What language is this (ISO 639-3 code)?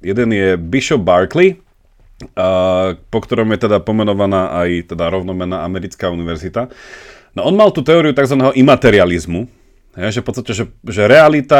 slk